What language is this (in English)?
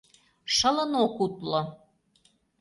Mari